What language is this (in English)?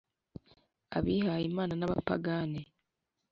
Kinyarwanda